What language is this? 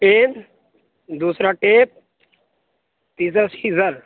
Urdu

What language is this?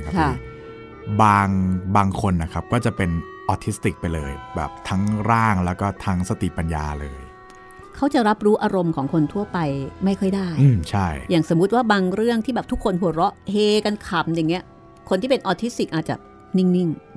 Thai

